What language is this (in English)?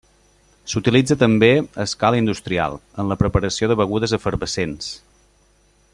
Catalan